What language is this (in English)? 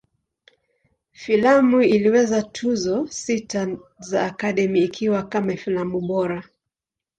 Swahili